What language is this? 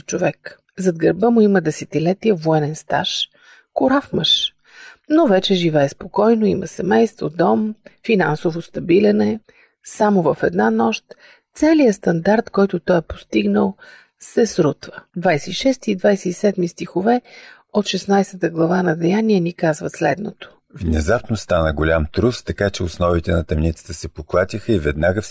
Bulgarian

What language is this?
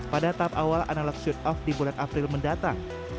Indonesian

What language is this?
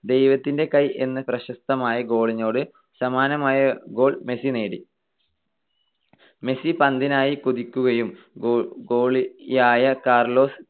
Malayalam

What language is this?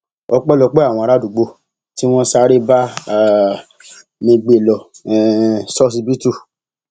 Yoruba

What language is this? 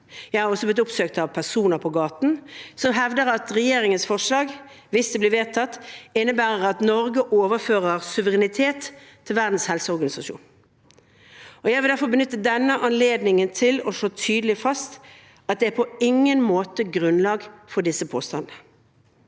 Norwegian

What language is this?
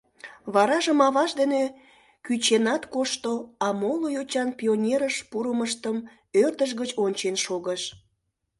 Mari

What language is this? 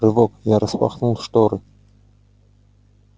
Russian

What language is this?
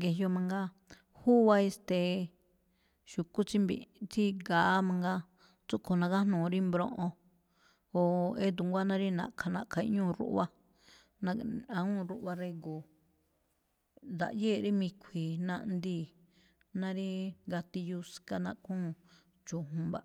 Malinaltepec Me'phaa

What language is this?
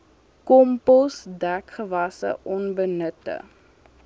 Afrikaans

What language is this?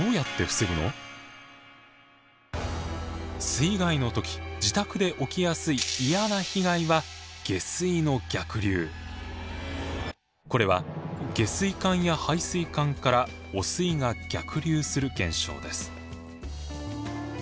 Japanese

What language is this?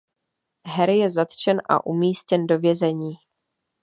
Czech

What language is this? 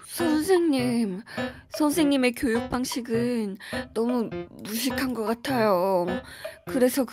Korean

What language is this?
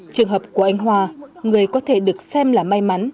Vietnamese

